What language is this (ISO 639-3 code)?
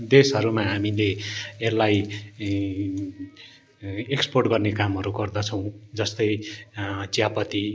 nep